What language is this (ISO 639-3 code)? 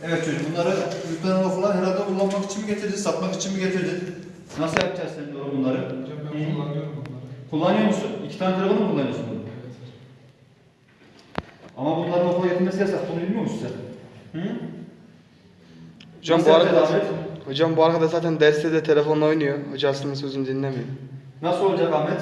tur